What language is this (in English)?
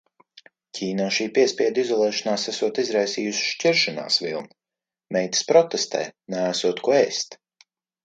Latvian